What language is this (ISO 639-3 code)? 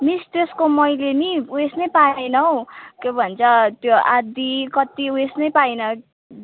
nep